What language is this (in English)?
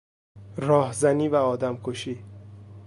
Persian